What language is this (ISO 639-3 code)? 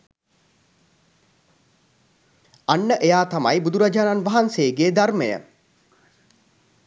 sin